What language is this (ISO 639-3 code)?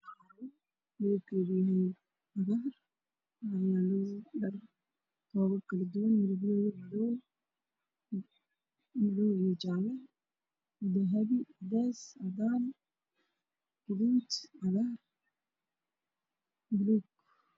som